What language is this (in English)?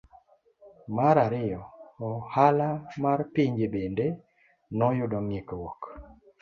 Luo (Kenya and Tanzania)